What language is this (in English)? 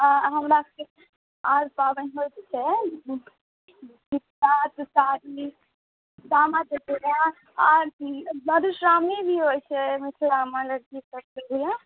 Maithili